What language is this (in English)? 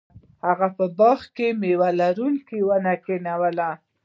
Pashto